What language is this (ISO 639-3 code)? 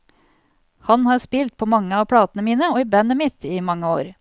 nor